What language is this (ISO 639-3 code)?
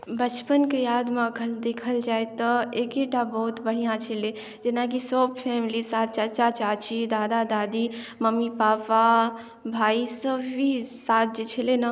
mai